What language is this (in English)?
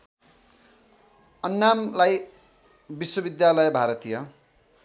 Nepali